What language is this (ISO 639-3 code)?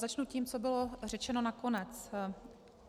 ces